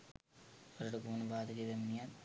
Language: Sinhala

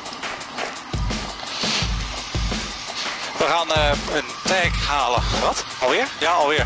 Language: Dutch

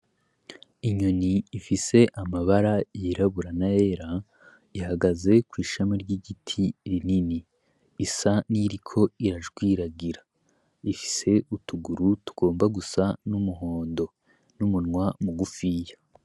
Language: Rundi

